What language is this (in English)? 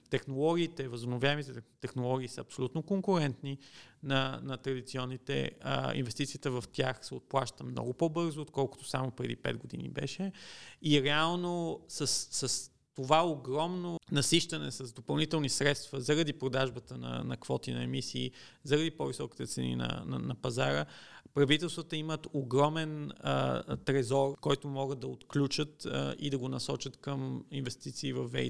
Bulgarian